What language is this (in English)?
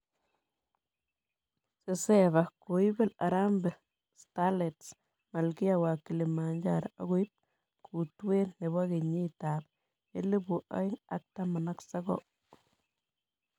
Kalenjin